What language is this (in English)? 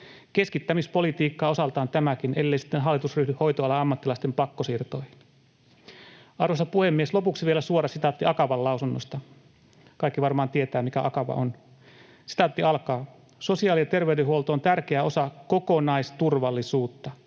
Finnish